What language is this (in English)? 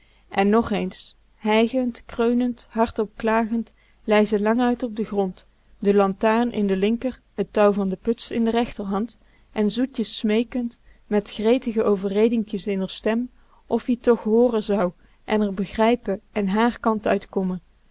Dutch